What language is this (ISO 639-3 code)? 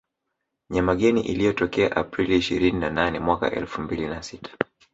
swa